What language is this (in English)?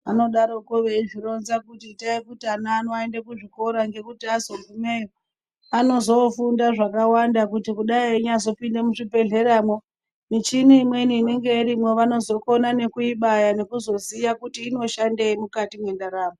Ndau